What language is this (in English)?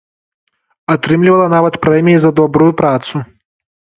Belarusian